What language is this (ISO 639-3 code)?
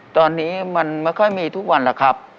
tha